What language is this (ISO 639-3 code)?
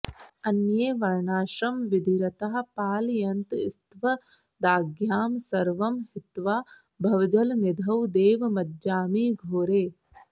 san